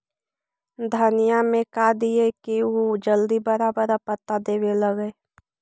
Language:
Magahi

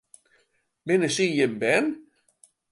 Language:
Western Frisian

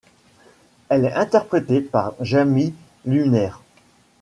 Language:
French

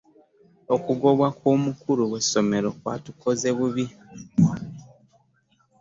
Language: Ganda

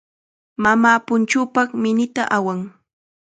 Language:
Chiquián Ancash Quechua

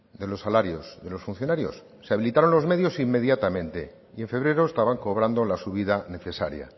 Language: Spanish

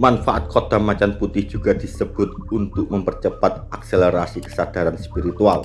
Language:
Indonesian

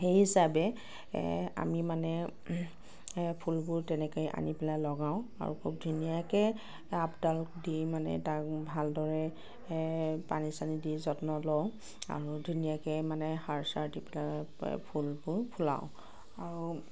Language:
Assamese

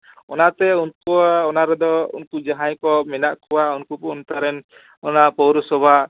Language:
Santali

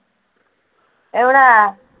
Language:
Malayalam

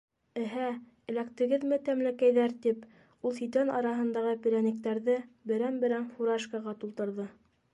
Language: Bashkir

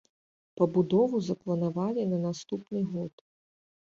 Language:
Belarusian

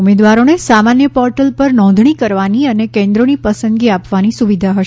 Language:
Gujarati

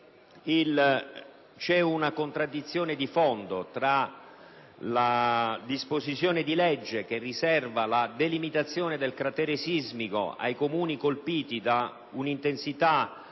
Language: Italian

